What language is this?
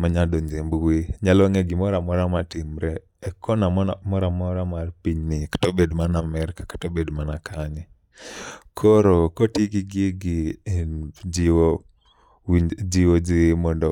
Luo (Kenya and Tanzania)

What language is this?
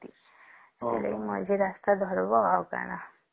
Odia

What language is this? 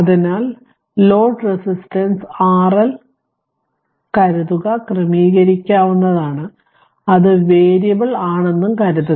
Malayalam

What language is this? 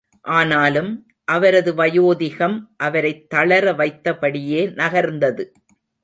Tamil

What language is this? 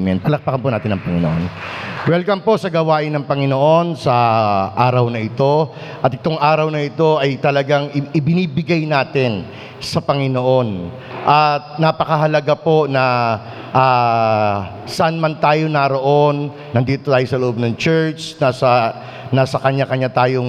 Filipino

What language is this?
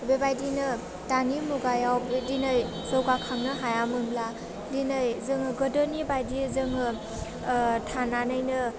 Bodo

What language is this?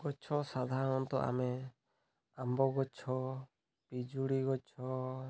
Odia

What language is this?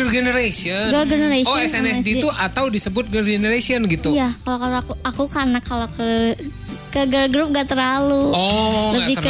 Indonesian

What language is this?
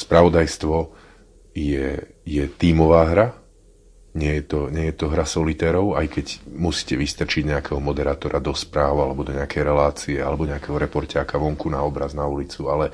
Slovak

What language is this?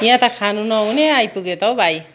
Nepali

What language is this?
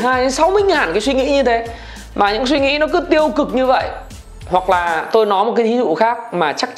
Vietnamese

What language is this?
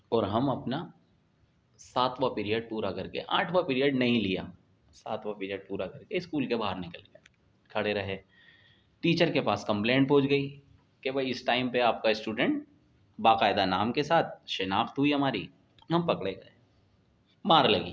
Urdu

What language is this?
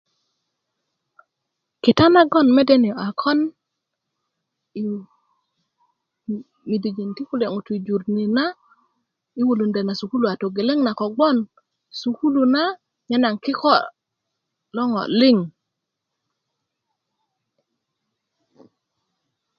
Kuku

